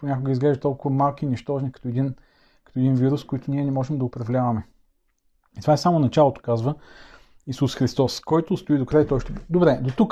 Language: Bulgarian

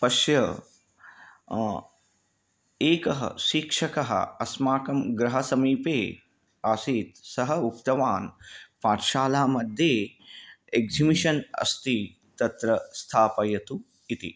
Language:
Sanskrit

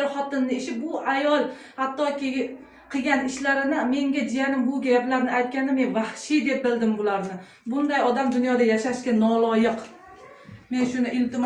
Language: Uzbek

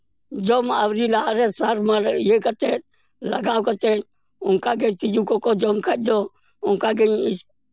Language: Santali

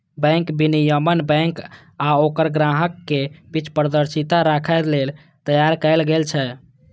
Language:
Maithili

